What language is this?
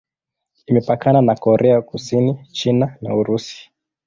Swahili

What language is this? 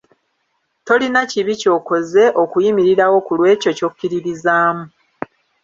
Ganda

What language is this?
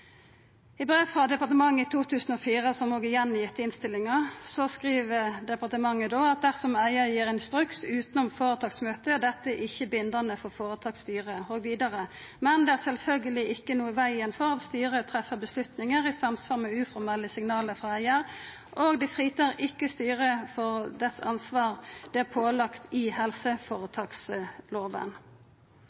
Norwegian Nynorsk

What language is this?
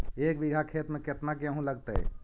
Magahi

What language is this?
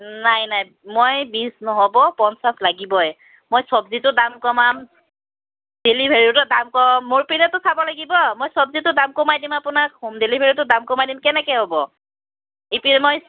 Assamese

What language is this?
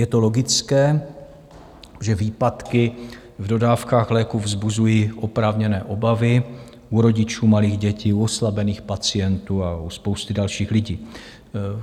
Czech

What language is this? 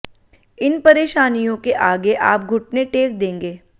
Hindi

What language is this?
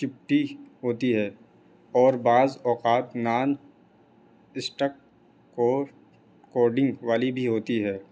Urdu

